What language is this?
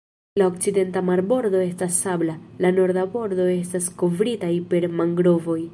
Esperanto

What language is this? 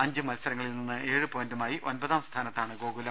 Malayalam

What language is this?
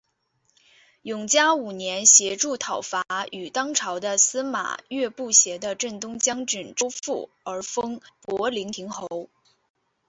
Chinese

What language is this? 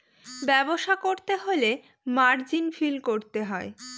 Bangla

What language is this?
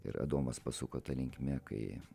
Lithuanian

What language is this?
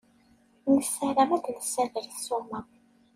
Kabyle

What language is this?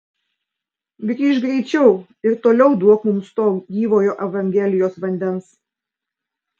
Lithuanian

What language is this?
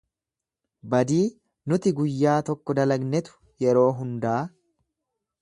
Oromo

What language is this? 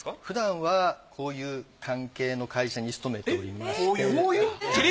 Japanese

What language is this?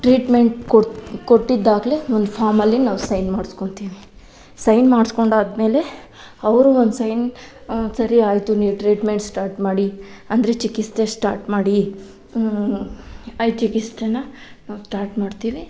Kannada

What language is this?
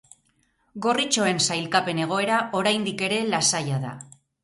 Basque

